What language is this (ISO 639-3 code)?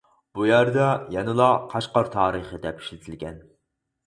uig